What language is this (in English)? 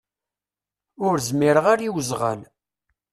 Kabyle